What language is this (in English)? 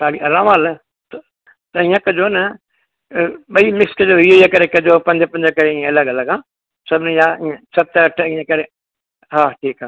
Sindhi